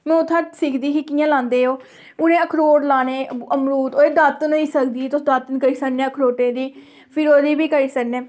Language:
Dogri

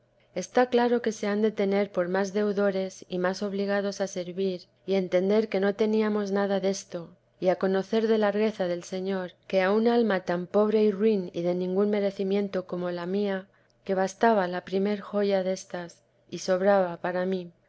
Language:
Spanish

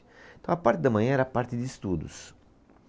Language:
Portuguese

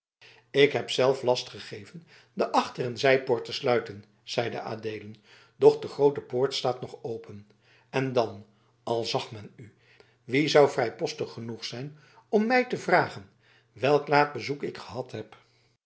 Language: Dutch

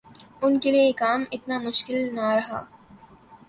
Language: Urdu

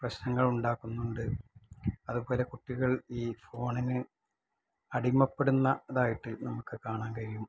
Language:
Malayalam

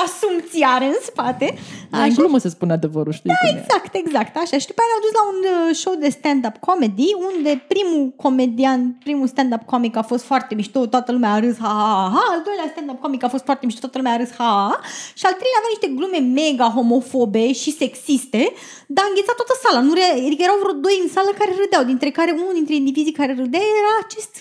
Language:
Romanian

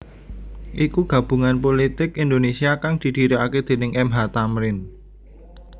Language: Javanese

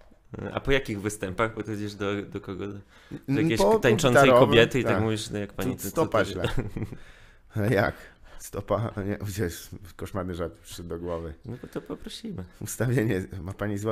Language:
Polish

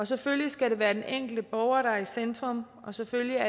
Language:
Danish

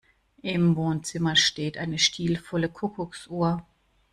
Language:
German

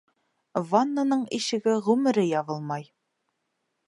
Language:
Bashkir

